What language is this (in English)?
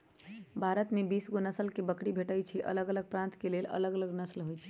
Magahi